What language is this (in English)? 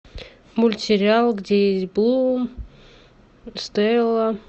Russian